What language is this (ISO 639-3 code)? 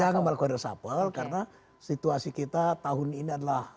ind